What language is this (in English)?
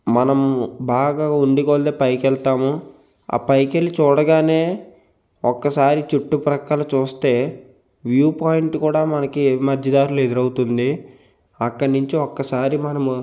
Telugu